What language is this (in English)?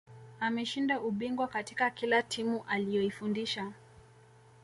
Swahili